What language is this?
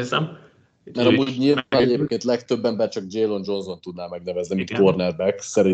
Hungarian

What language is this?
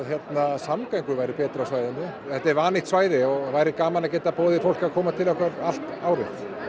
Icelandic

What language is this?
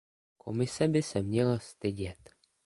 Czech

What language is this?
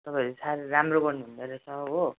Nepali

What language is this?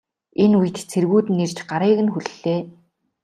Mongolian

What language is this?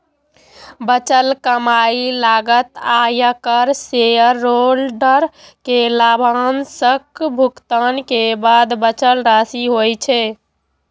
Maithili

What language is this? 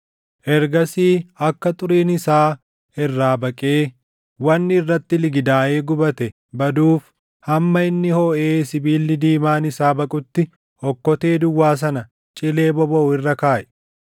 Oromo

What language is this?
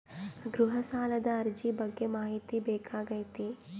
Kannada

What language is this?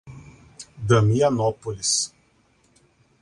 Portuguese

